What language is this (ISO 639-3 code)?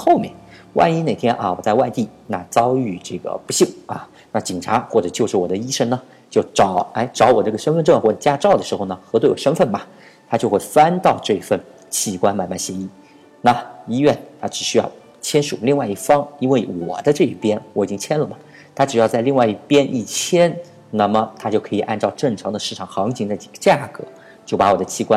zho